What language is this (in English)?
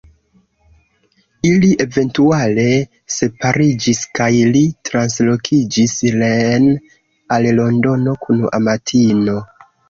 Esperanto